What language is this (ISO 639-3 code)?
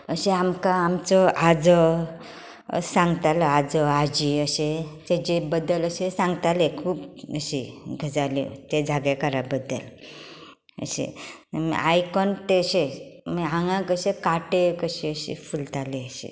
kok